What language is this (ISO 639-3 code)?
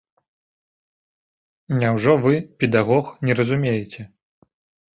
bel